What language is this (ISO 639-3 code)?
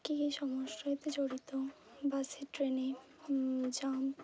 ben